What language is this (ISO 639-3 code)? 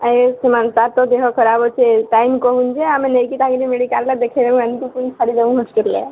ori